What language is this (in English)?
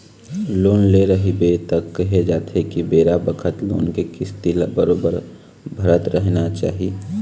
Chhattisgarhi